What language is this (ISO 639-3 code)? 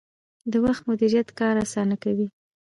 pus